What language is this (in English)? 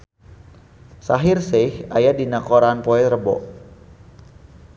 Sundanese